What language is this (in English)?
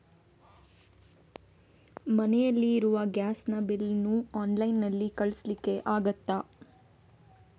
Kannada